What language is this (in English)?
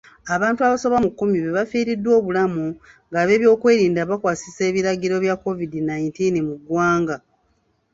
Ganda